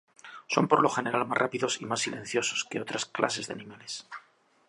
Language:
Spanish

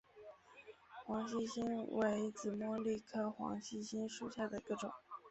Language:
Chinese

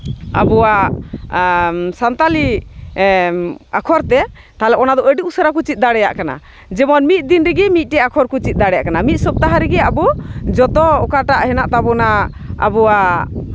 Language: Santali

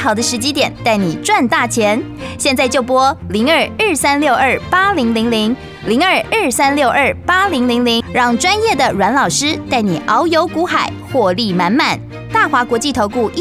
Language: Chinese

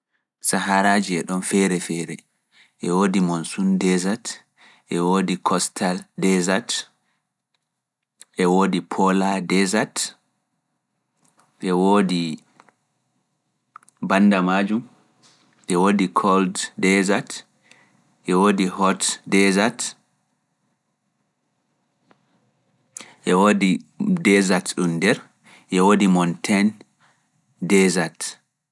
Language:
Fula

